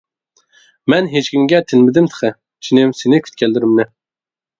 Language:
Uyghur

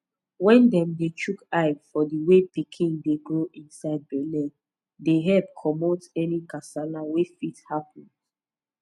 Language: Nigerian Pidgin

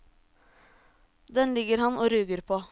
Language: Norwegian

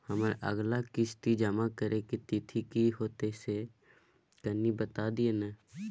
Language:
Maithili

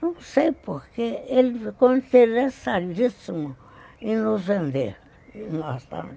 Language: Portuguese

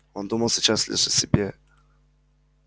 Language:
Russian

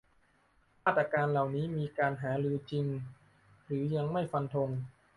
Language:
Thai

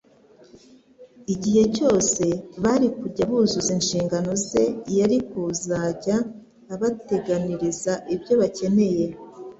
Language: Kinyarwanda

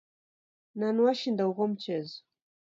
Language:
Taita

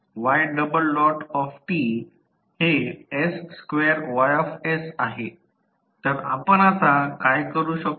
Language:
Marathi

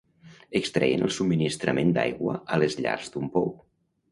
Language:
Catalan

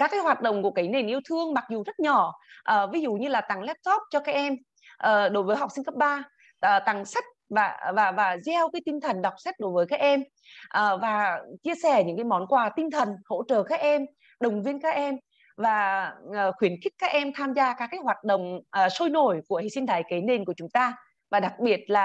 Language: Vietnamese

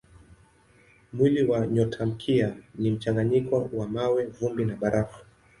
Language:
Swahili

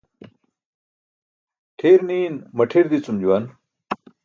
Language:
Burushaski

